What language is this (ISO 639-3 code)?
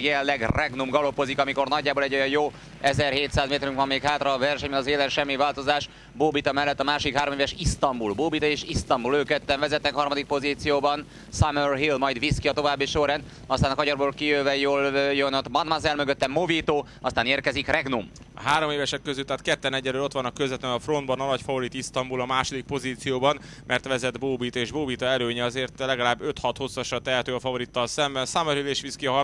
hun